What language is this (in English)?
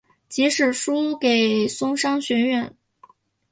Chinese